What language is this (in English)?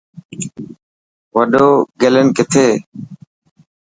Dhatki